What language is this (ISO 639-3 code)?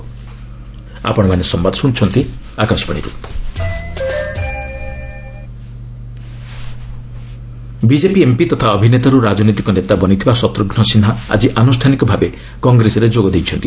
ori